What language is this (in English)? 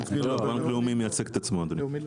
Hebrew